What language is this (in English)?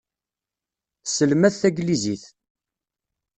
Kabyle